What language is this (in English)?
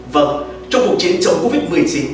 Vietnamese